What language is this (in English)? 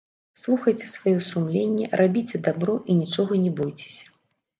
Belarusian